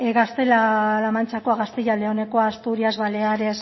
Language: Basque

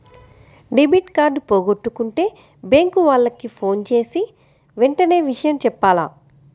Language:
Telugu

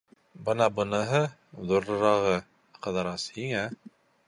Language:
Bashkir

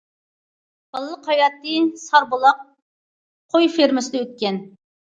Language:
Uyghur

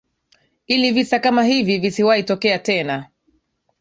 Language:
Swahili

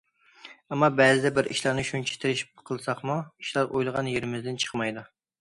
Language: Uyghur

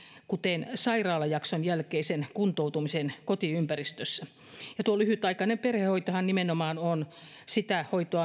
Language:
Finnish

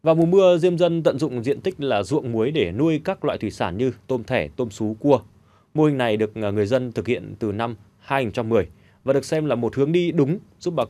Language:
Vietnamese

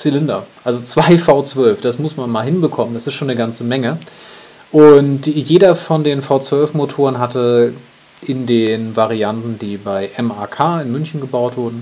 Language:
German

